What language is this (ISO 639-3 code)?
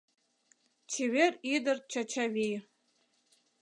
chm